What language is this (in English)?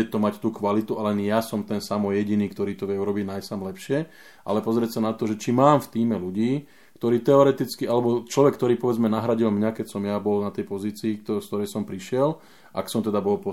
Slovak